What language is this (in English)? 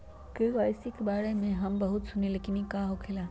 Magahi